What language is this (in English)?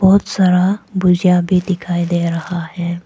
Hindi